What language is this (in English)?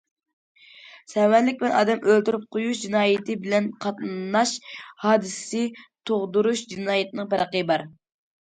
Uyghur